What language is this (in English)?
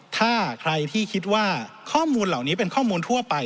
Thai